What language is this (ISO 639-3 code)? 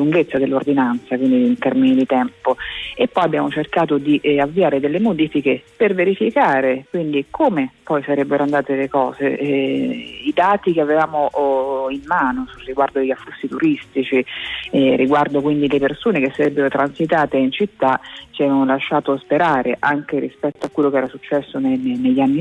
ita